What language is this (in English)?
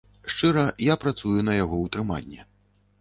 Belarusian